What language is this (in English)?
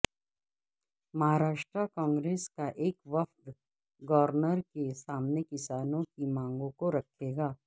Urdu